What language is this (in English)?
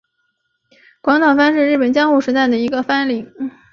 Chinese